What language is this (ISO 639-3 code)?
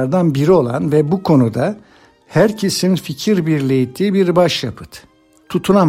tur